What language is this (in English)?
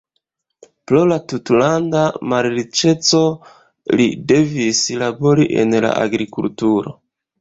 Esperanto